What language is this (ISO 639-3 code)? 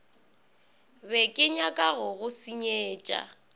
nso